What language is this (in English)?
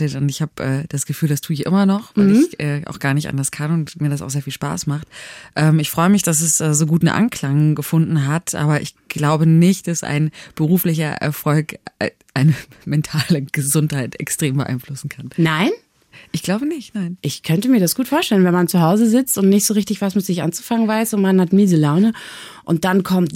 German